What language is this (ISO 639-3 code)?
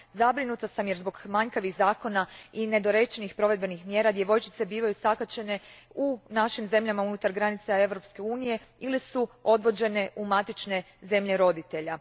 hrv